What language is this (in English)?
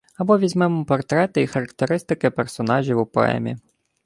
Ukrainian